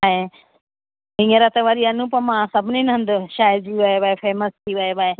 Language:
Sindhi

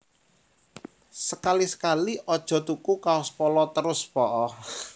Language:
Javanese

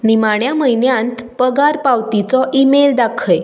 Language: Konkani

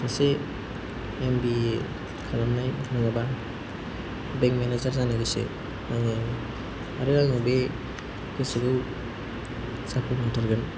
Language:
Bodo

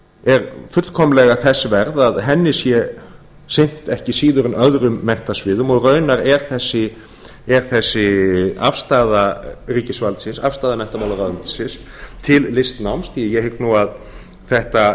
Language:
Icelandic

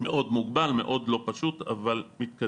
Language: Hebrew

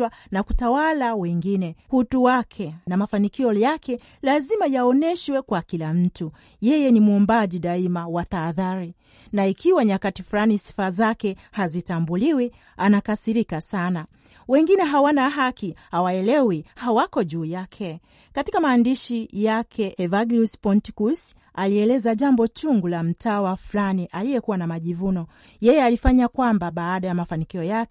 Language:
Swahili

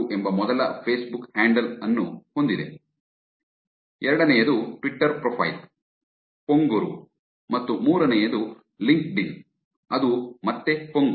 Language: Kannada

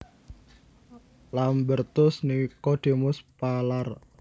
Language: Javanese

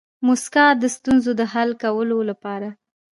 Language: Pashto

